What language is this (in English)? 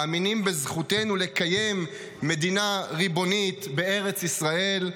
Hebrew